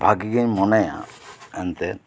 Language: Santali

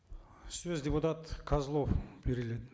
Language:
Kazakh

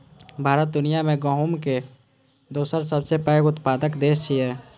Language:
Maithili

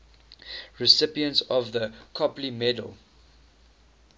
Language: English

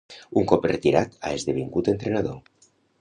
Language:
Catalan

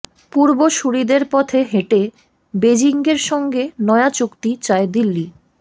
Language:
Bangla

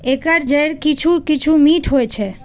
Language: Maithili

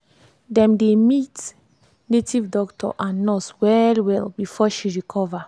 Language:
Nigerian Pidgin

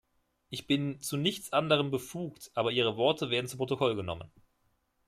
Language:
German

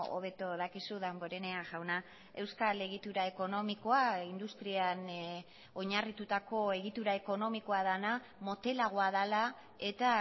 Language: Basque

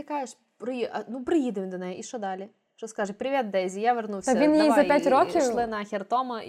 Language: Ukrainian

